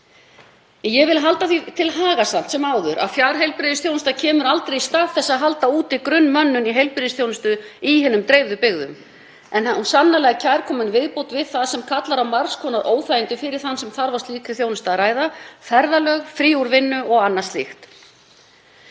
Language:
Icelandic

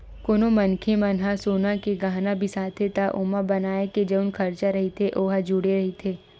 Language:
Chhattisgarhi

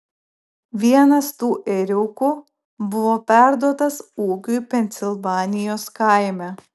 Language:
Lithuanian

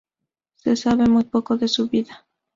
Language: Spanish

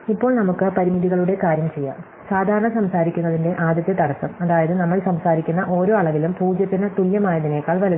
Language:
Malayalam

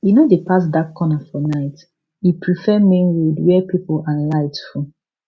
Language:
Nigerian Pidgin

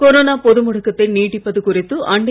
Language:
Tamil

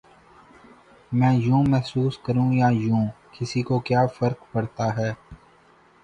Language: Urdu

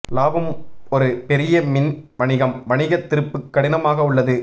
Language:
Tamil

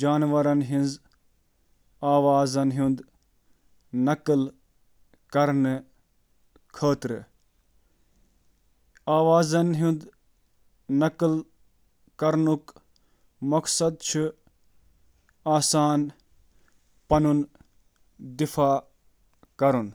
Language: Kashmiri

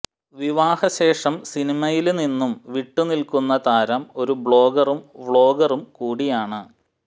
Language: Malayalam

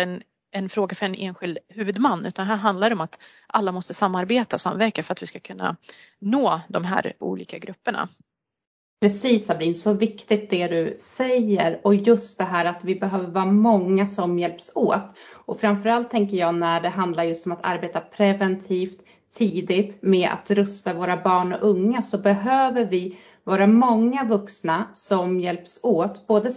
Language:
Swedish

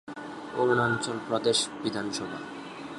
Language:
Bangla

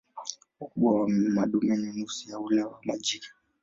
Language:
Swahili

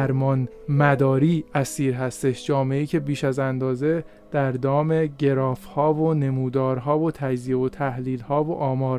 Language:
Persian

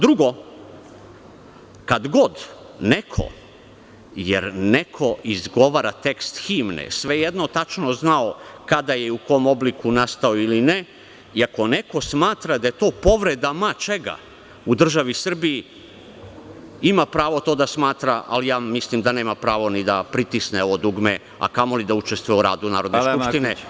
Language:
Serbian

